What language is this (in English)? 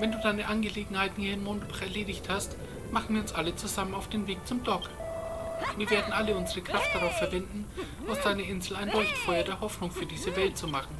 German